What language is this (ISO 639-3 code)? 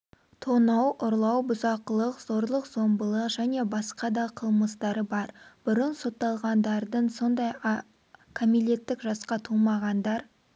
kaz